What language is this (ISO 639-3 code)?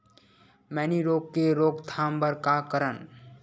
hne